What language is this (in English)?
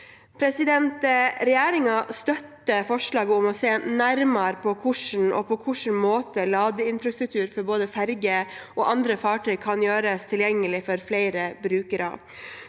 Norwegian